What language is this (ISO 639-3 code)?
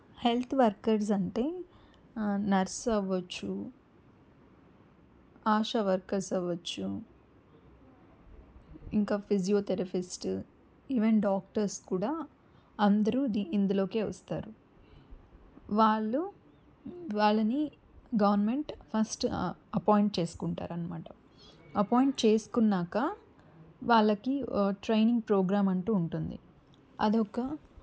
tel